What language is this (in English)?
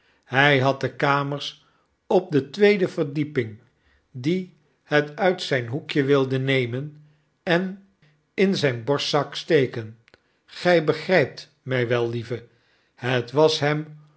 Dutch